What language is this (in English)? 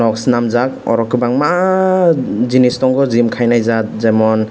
Kok Borok